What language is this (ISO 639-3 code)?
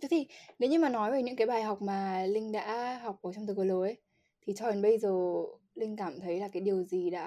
vie